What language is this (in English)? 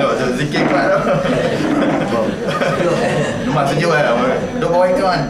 Malay